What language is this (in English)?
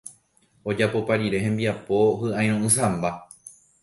Guarani